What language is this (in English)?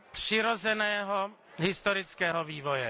Czech